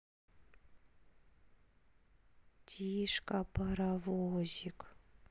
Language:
Russian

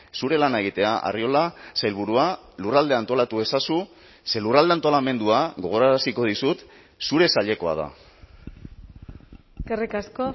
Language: Basque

